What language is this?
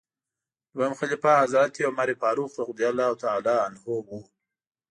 Pashto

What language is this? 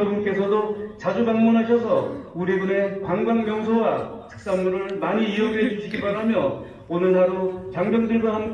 Korean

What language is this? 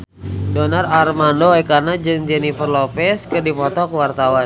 Sundanese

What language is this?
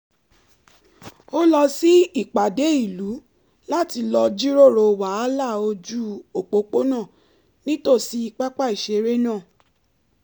Yoruba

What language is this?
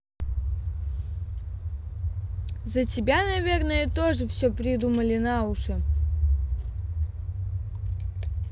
Russian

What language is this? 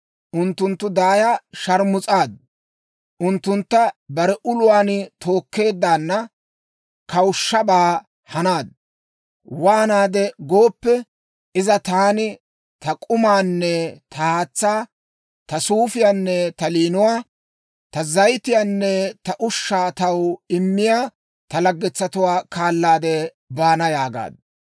Dawro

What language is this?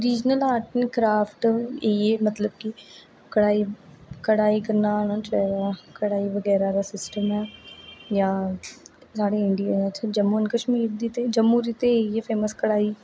Dogri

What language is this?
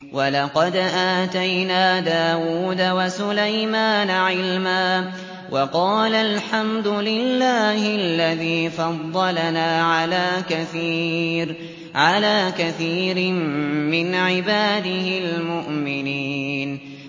Arabic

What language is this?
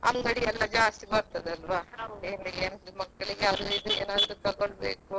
Kannada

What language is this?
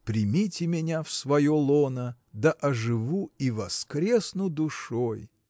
Russian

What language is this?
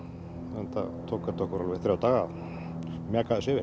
Icelandic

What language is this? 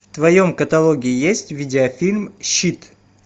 Russian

